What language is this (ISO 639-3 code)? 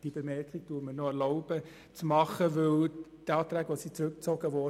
gsw